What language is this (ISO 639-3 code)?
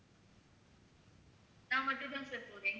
tam